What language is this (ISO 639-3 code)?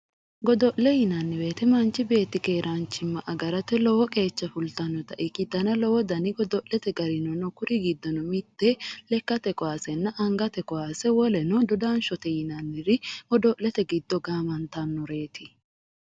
sid